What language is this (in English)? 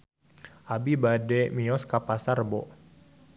Sundanese